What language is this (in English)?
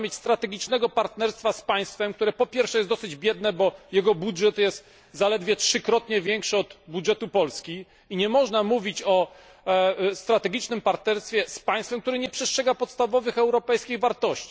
Polish